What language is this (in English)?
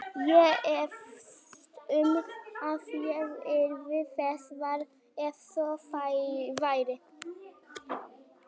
Icelandic